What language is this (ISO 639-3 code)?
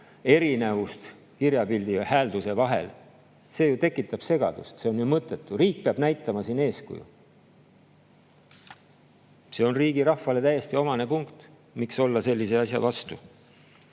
est